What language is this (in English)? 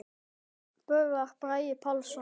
Icelandic